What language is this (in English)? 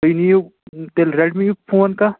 Kashmiri